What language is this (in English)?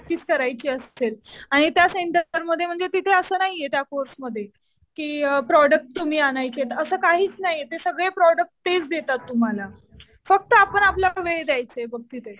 Marathi